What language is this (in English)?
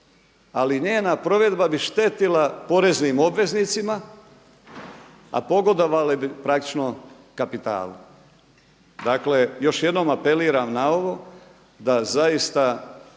Croatian